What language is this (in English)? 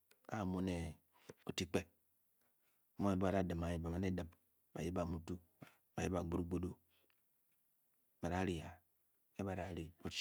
Bokyi